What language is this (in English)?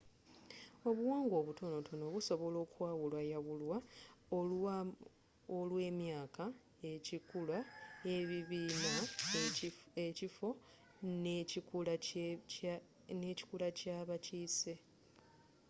Ganda